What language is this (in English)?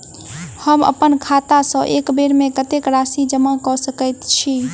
Maithili